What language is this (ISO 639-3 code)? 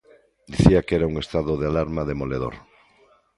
glg